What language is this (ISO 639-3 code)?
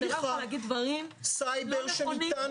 heb